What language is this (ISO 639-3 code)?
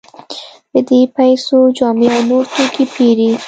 pus